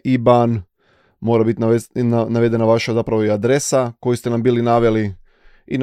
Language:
Croatian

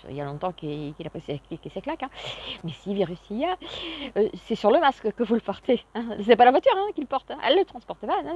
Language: French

